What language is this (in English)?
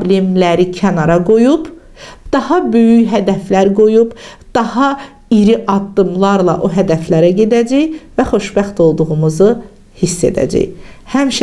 Turkish